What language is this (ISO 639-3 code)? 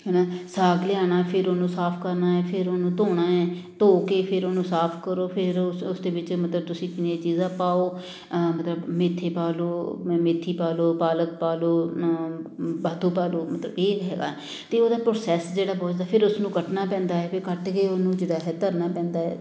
pan